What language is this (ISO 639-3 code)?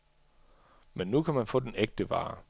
dan